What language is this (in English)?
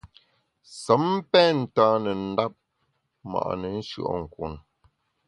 Bamun